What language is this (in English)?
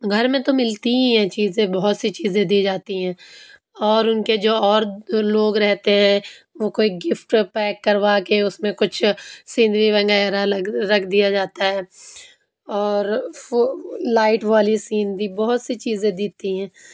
Urdu